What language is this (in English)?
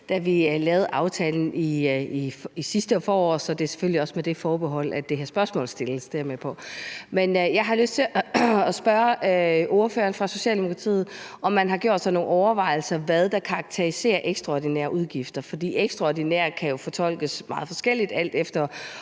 Danish